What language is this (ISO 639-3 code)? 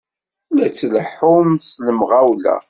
kab